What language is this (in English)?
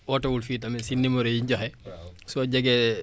Wolof